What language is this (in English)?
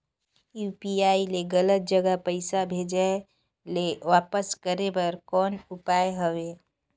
Chhattisgarhi